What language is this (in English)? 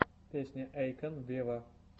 Russian